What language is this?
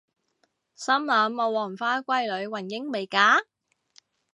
Cantonese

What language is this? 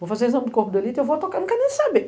Portuguese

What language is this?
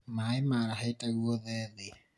Kikuyu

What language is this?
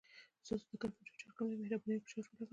Pashto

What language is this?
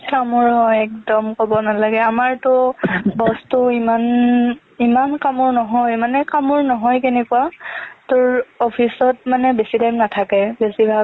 Assamese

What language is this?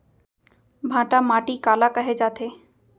Chhattisgarhi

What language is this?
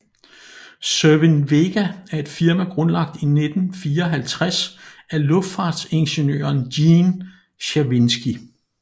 Danish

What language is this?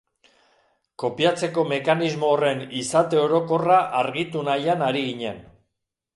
Basque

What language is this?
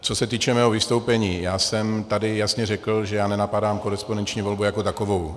Czech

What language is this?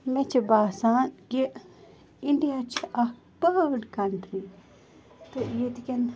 Kashmiri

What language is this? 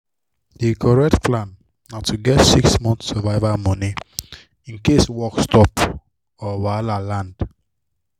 Nigerian Pidgin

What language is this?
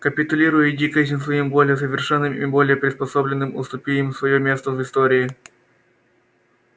Russian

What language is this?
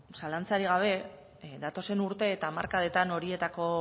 Basque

